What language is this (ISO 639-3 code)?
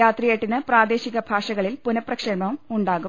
mal